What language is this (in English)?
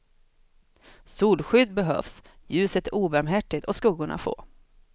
Swedish